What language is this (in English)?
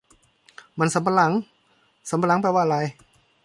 Thai